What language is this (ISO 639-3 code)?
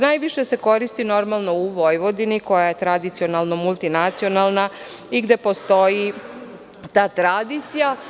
srp